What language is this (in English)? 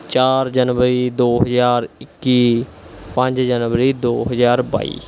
Punjabi